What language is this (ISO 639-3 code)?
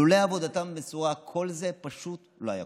heb